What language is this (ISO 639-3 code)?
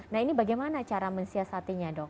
ind